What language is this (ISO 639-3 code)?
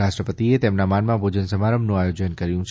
guj